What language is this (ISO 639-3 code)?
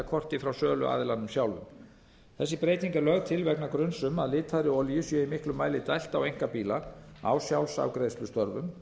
isl